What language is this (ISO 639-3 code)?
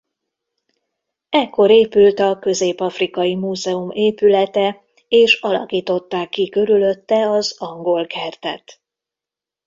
hun